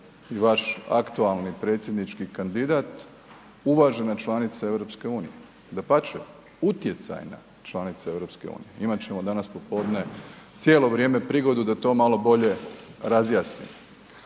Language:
Croatian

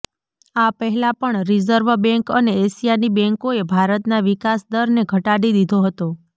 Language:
Gujarati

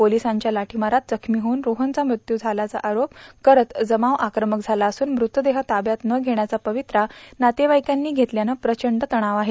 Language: Marathi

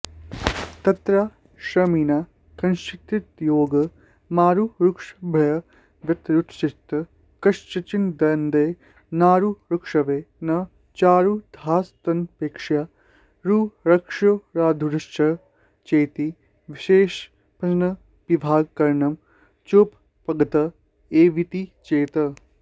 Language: Sanskrit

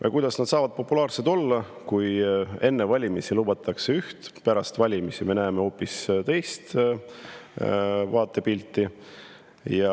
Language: Estonian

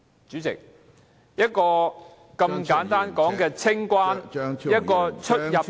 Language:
Cantonese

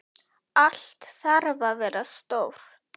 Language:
Icelandic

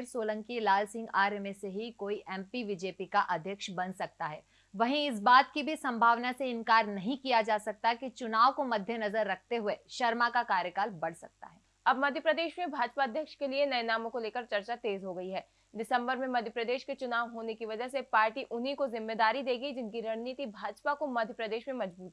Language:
Hindi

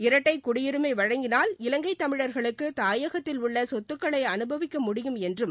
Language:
Tamil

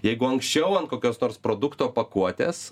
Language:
Lithuanian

